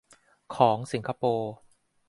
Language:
Thai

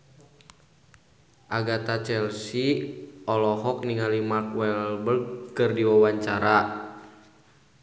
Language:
Sundanese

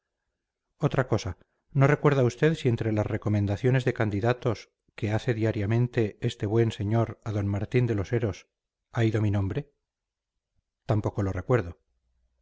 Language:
Spanish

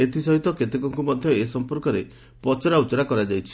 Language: Odia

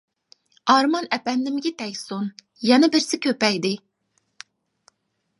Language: Uyghur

